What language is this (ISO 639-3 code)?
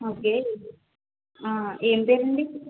tel